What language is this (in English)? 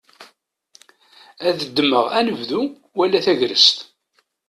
Kabyle